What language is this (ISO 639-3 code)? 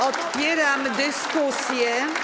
pol